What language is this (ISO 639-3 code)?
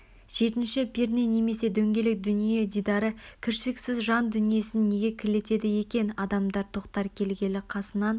kaz